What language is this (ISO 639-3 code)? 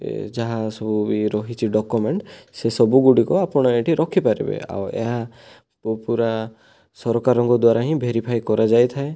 ori